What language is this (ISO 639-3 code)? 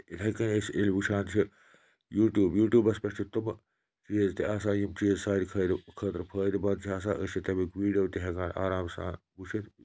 kas